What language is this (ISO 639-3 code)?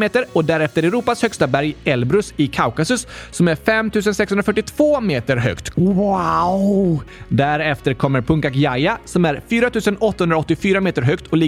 swe